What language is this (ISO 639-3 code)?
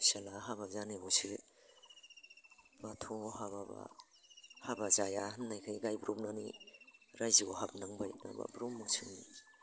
brx